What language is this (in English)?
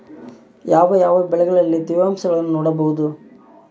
Kannada